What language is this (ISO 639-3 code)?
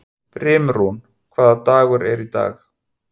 isl